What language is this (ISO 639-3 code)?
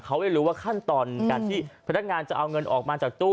tha